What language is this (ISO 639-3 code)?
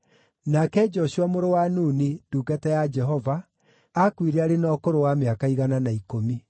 kik